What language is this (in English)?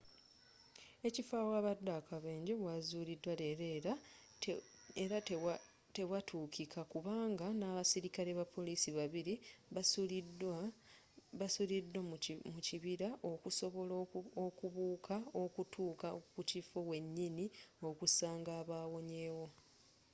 Ganda